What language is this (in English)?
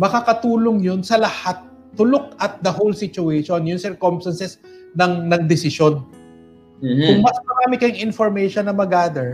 Filipino